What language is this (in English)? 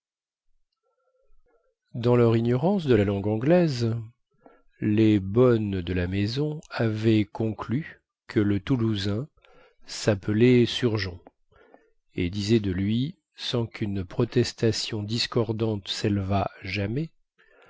French